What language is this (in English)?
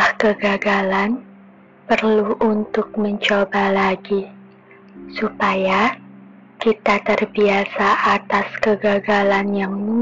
Indonesian